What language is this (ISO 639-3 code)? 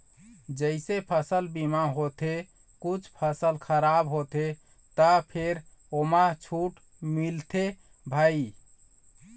hne